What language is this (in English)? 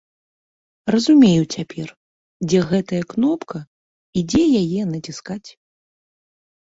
Belarusian